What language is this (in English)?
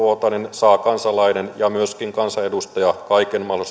Finnish